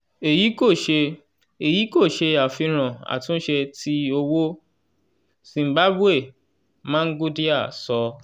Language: Yoruba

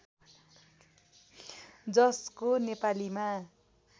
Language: Nepali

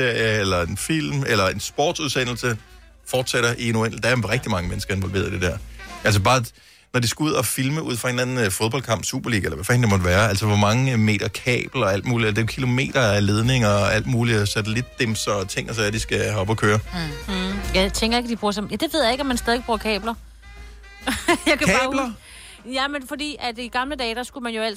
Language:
Danish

